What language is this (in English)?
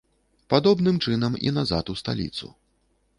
Belarusian